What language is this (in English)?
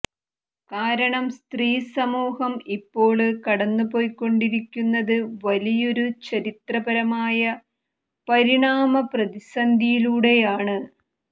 Malayalam